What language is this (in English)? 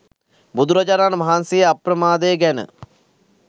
Sinhala